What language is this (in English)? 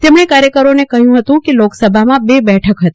Gujarati